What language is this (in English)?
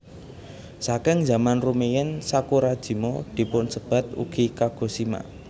Javanese